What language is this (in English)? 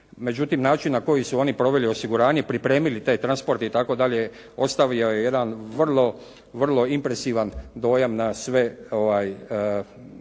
Croatian